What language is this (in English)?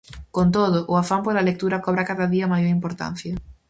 Galician